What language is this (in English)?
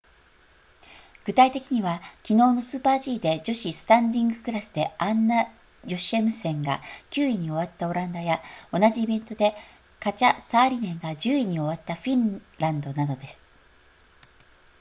Japanese